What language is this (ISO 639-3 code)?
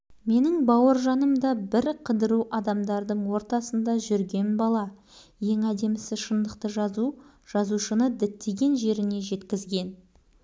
kaz